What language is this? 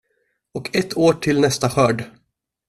Swedish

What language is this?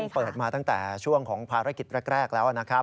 Thai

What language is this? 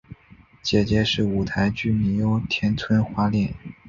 Chinese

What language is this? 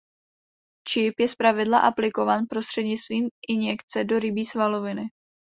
Czech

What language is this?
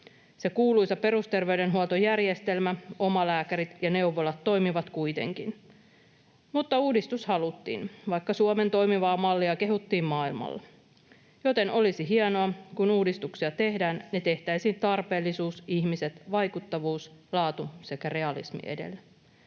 Finnish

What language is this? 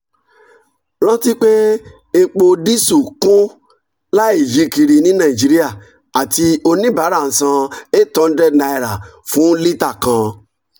Yoruba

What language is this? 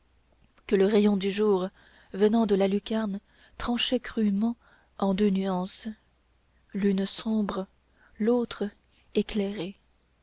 French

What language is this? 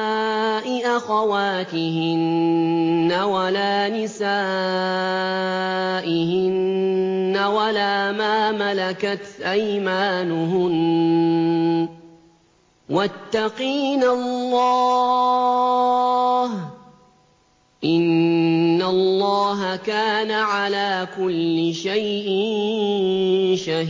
Arabic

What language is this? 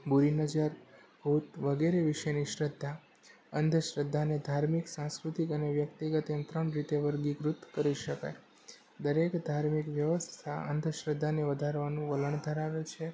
Gujarati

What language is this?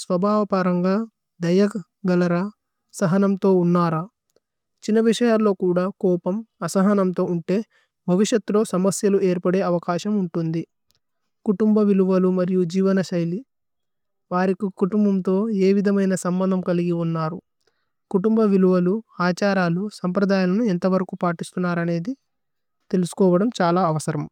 Tulu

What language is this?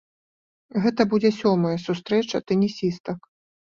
Belarusian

